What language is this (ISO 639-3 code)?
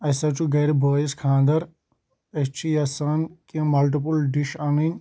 kas